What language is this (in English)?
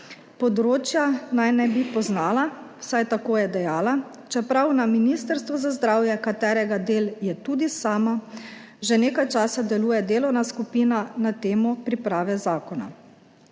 Slovenian